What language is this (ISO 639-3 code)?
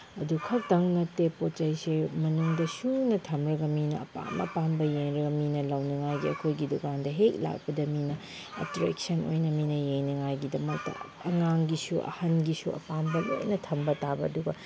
mni